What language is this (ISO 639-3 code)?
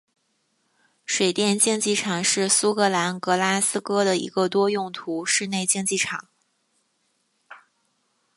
zho